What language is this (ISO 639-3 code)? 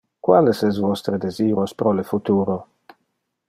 ina